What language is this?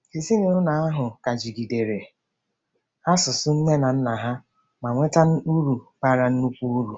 Igbo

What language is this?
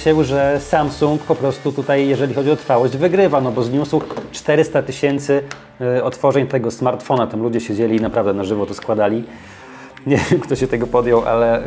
Polish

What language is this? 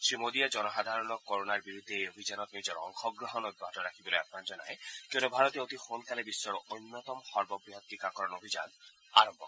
Assamese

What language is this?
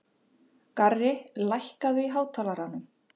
Icelandic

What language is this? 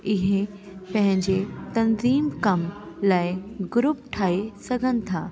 Sindhi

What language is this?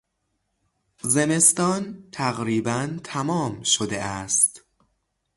Persian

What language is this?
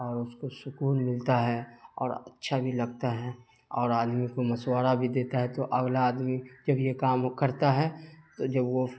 Urdu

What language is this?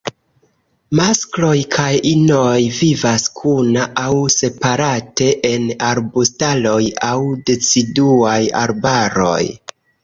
Esperanto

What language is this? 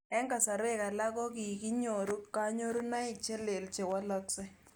Kalenjin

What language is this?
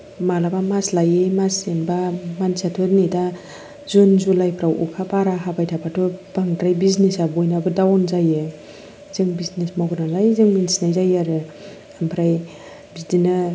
Bodo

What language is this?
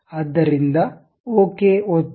Kannada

